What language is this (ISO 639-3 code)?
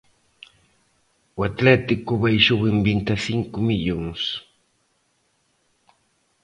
glg